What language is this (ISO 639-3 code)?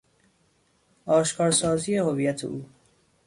fas